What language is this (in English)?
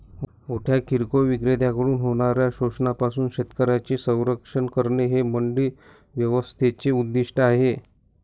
Marathi